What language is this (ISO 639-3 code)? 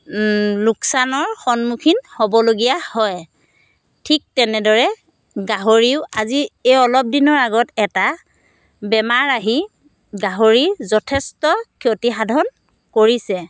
asm